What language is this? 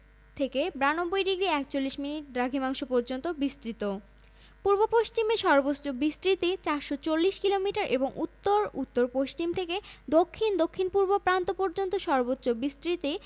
Bangla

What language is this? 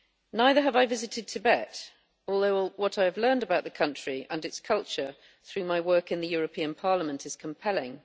English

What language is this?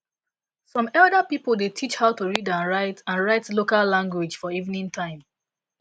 Nigerian Pidgin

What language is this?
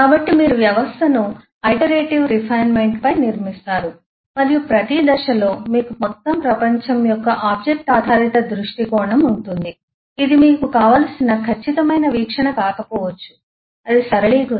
Telugu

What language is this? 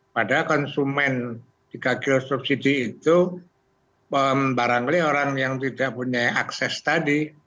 Indonesian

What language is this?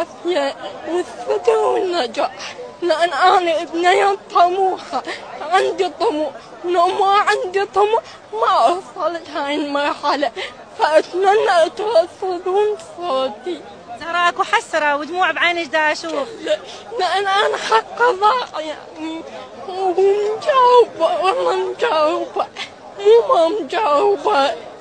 Arabic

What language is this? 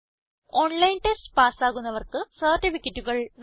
Malayalam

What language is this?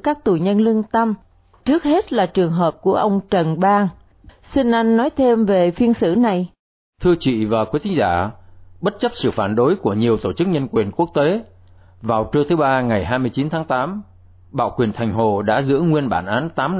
Vietnamese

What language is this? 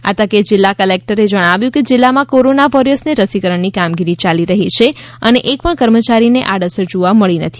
Gujarati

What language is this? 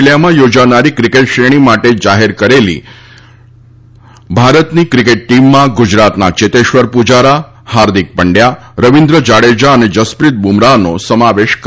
Gujarati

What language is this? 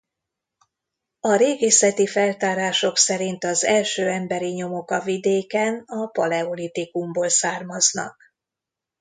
Hungarian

